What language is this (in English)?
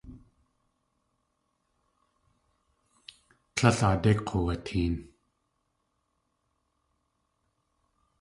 Tlingit